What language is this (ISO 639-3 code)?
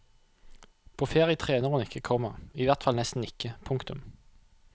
nor